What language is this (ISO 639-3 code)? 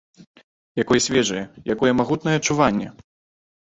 bel